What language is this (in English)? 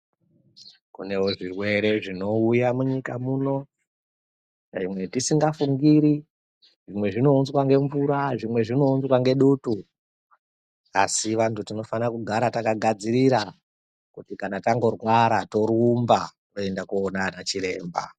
Ndau